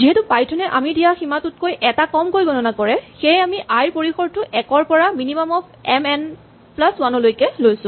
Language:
Assamese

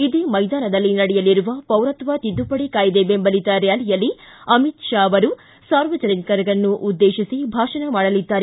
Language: Kannada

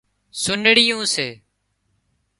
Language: Wadiyara Koli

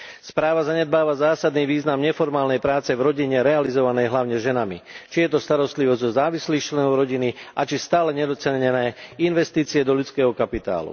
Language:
Slovak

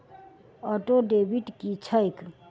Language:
Maithili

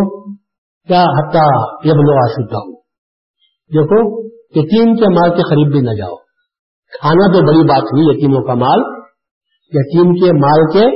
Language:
Urdu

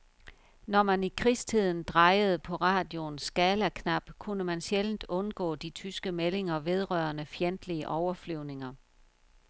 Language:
Danish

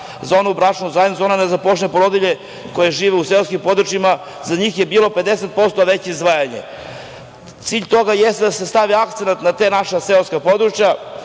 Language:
Serbian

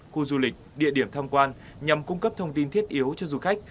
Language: Vietnamese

